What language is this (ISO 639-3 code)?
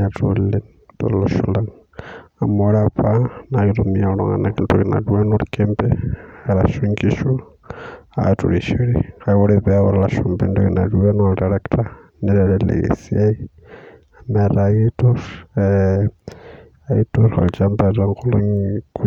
mas